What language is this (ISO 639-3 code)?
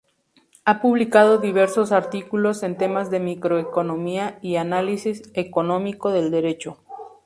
spa